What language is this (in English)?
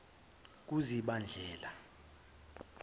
Zulu